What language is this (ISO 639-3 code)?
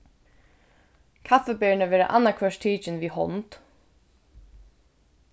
fao